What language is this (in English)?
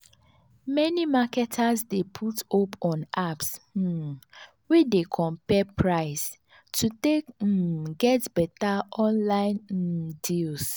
Nigerian Pidgin